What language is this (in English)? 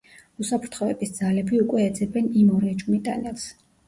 Georgian